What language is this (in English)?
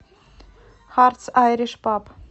Russian